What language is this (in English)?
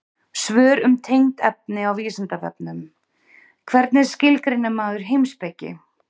Icelandic